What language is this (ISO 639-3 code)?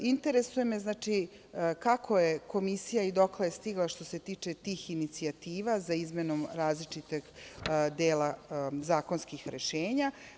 srp